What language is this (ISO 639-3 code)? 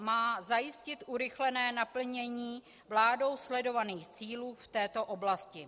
ces